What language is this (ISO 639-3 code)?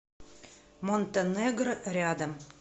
rus